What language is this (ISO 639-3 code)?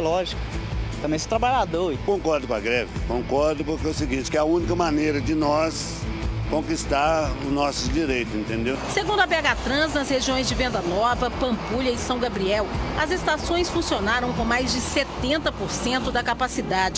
por